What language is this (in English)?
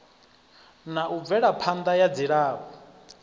Venda